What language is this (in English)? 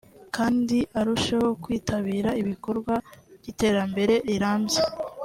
Kinyarwanda